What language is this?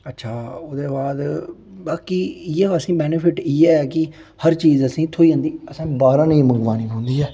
Dogri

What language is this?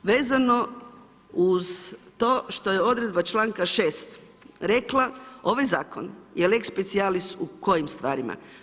Croatian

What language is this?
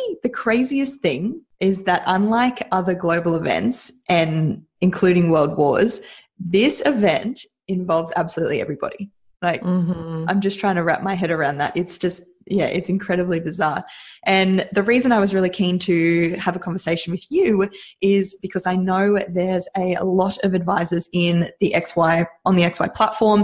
English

